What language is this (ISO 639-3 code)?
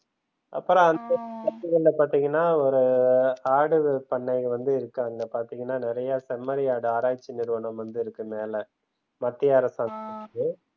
tam